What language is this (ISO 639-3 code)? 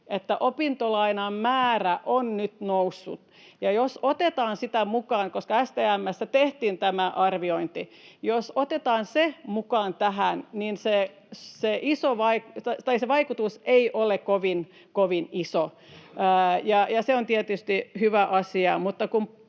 fin